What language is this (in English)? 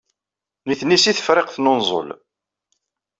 Kabyle